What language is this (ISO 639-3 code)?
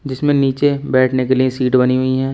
hin